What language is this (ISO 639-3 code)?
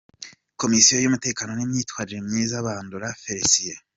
kin